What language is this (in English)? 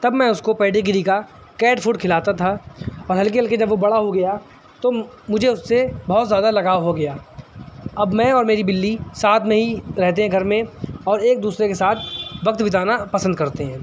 Urdu